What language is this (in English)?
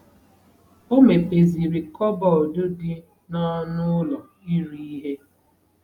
Igbo